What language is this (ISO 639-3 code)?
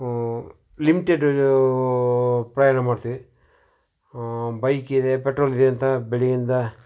kan